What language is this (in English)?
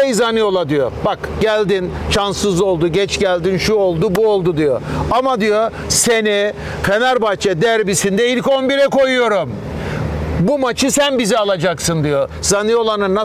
Turkish